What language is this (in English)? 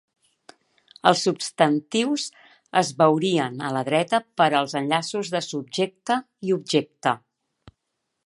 Catalan